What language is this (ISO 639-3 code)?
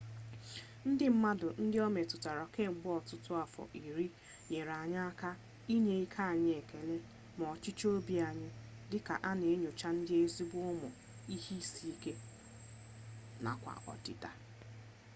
ibo